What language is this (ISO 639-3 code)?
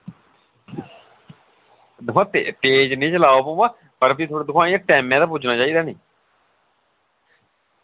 doi